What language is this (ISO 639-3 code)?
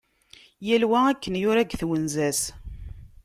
kab